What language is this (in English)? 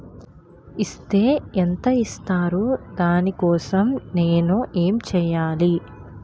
Telugu